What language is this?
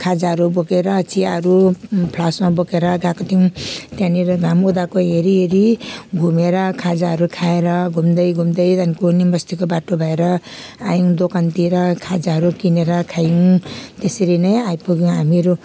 Nepali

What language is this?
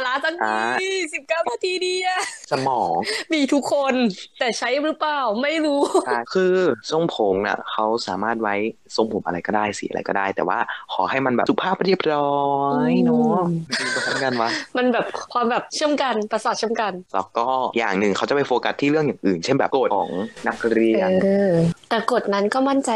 Thai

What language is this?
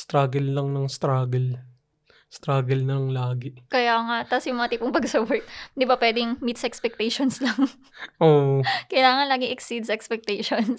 Filipino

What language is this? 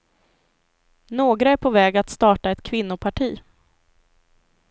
Swedish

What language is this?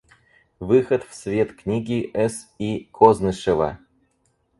Russian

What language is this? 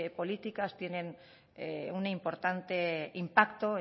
Spanish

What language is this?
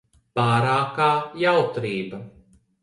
Latvian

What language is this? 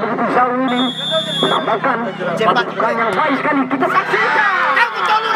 Indonesian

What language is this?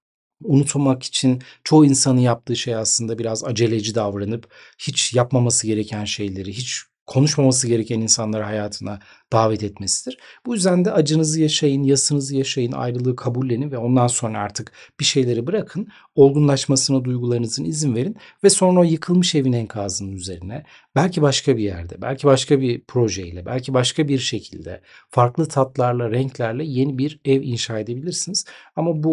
Turkish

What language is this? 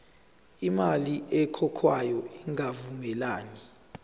Zulu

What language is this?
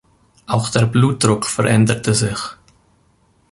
German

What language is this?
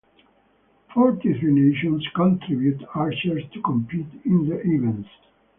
English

